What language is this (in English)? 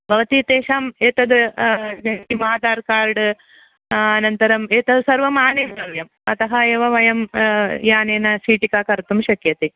Sanskrit